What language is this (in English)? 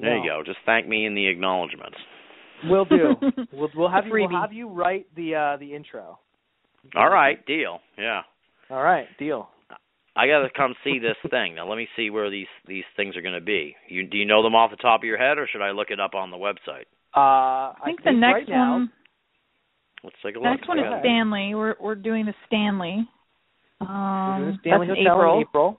English